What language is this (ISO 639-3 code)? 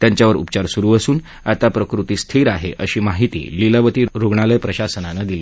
mar